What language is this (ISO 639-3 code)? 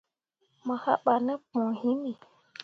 mua